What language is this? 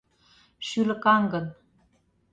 Mari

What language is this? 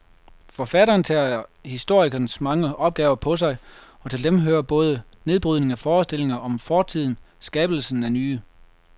Danish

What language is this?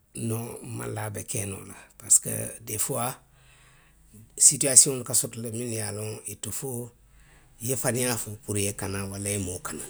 Western Maninkakan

